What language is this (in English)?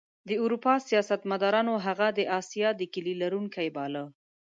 Pashto